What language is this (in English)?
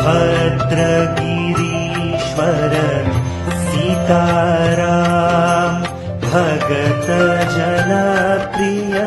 Gujarati